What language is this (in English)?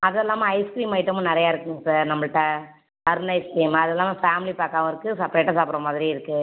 Tamil